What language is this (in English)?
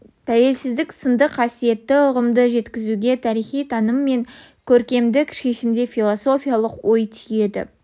Kazakh